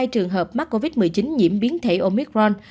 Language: Vietnamese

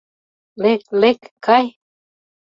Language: Mari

